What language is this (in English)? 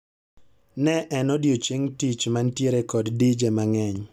Luo (Kenya and Tanzania)